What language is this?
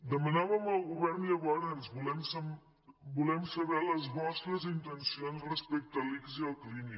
Catalan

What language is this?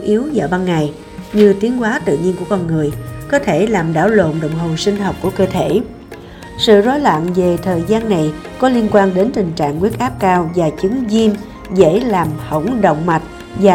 Vietnamese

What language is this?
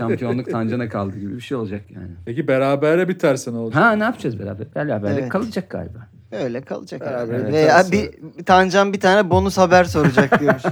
Turkish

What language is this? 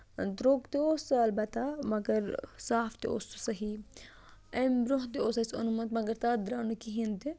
Kashmiri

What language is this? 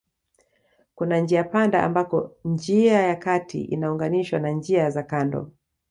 Swahili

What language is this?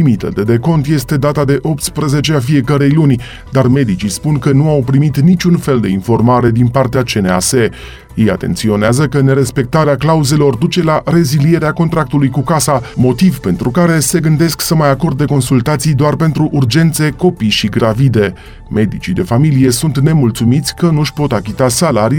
Romanian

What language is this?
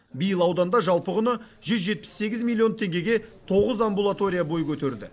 Kazakh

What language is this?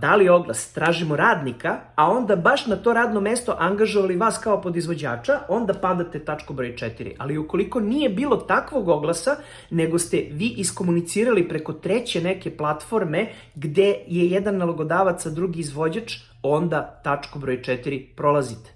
Serbian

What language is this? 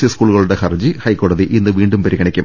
Malayalam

